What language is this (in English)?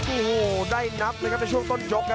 Thai